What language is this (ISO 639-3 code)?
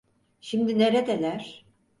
tur